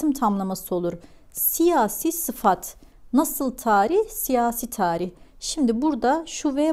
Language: Turkish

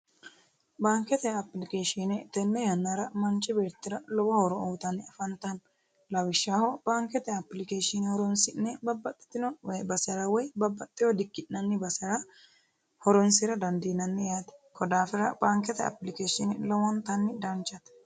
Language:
Sidamo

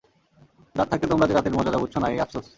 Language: Bangla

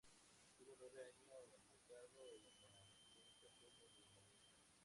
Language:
Spanish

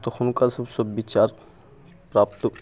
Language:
Maithili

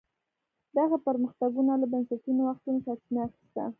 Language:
Pashto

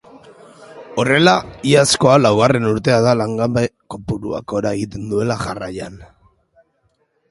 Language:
Basque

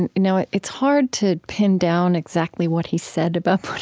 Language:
English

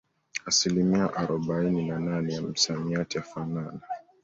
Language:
Swahili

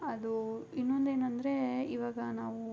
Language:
Kannada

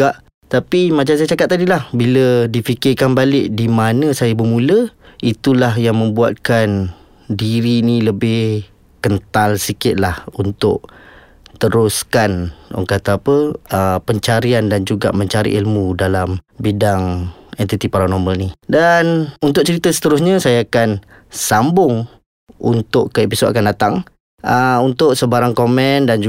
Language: Malay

